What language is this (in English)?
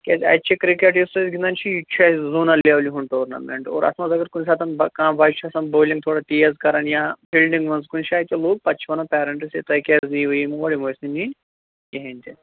Kashmiri